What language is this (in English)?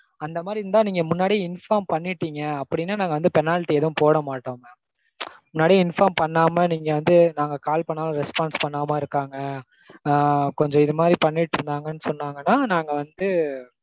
Tamil